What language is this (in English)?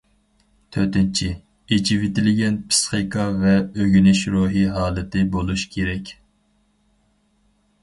Uyghur